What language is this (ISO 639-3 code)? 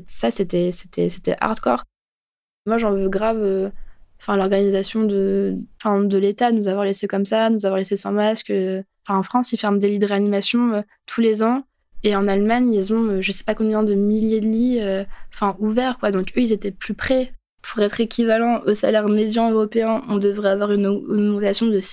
fra